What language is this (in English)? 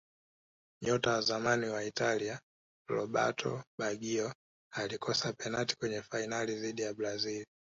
Swahili